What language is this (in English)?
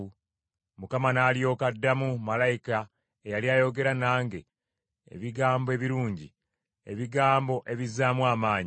Ganda